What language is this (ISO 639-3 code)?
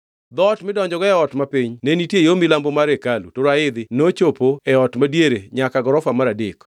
luo